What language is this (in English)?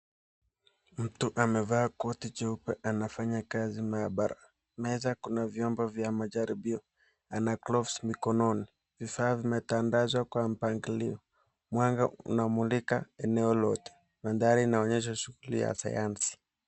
Swahili